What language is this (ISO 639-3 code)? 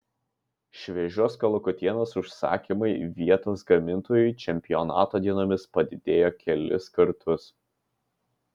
lit